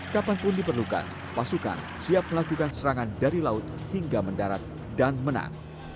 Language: Indonesian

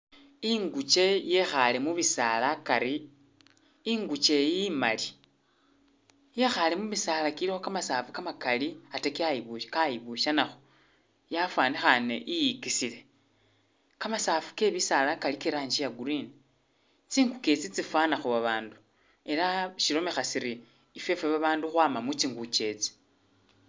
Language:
Masaaba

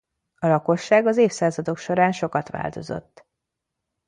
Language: Hungarian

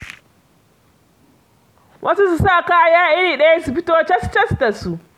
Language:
Hausa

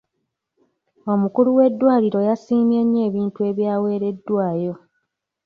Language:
Ganda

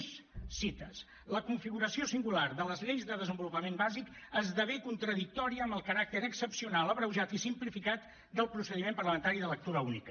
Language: Catalan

